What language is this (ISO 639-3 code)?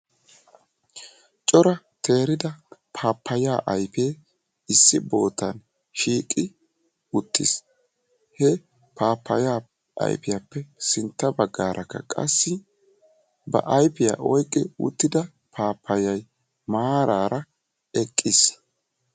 wal